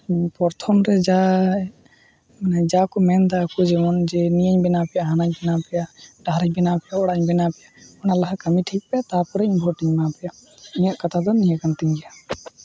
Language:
Santali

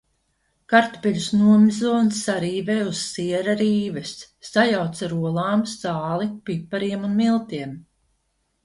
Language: Latvian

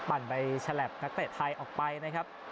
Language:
Thai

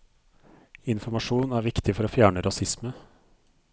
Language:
Norwegian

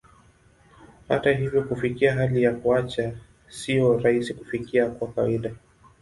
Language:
Swahili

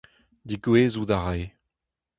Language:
Breton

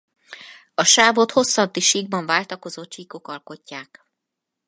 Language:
Hungarian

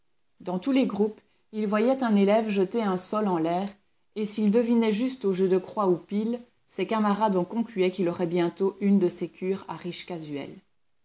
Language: French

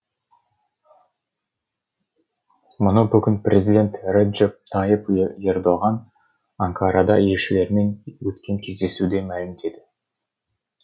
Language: Kazakh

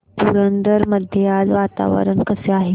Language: Marathi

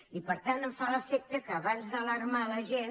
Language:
Catalan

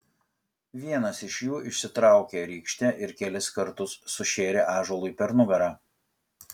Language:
Lithuanian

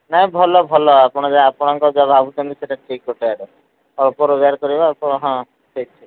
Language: Odia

